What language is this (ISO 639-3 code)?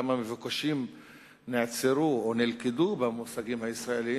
heb